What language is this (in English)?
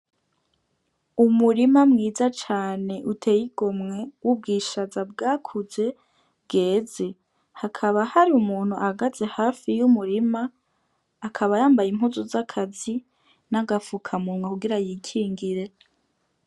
Rundi